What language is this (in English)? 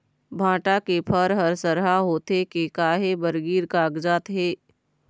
Chhattisgarhi